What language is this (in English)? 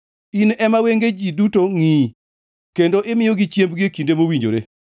Luo (Kenya and Tanzania)